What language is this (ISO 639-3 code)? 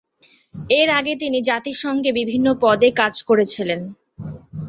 ben